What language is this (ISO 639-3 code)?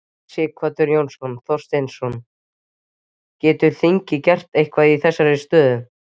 isl